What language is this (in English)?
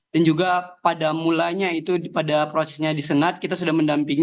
Indonesian